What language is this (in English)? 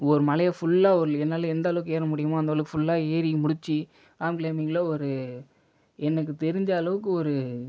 Tamil